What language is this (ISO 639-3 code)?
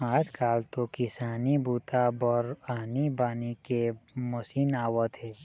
hne